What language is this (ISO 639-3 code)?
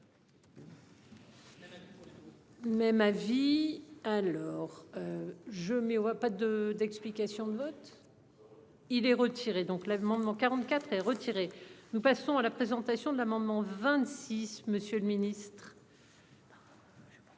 fra